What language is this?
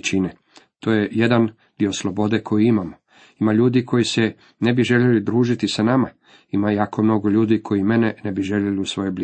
Croatian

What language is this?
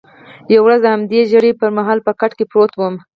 Pashto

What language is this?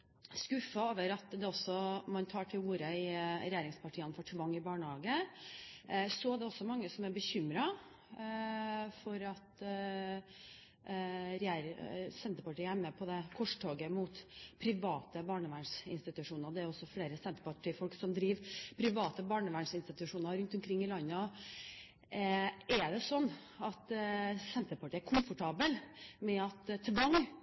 Norwegian Bokmål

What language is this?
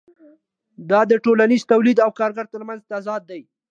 Pashto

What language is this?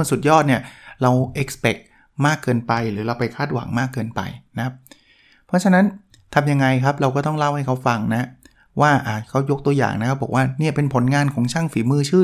Thai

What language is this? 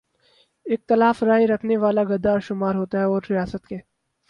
Urdu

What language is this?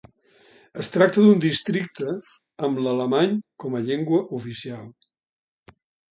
Catalan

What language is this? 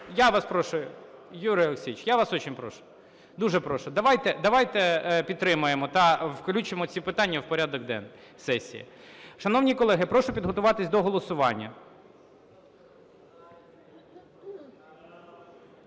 Ukrainian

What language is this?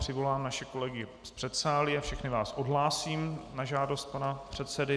Czech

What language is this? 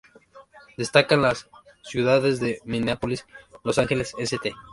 Spanish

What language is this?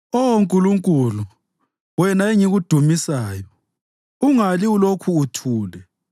North Ndebele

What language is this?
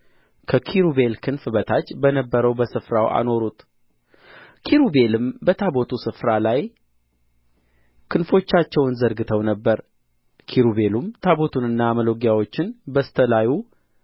Amharic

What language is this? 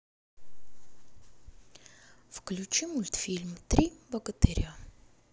Russian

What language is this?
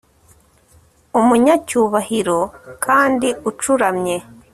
Kinyarwanda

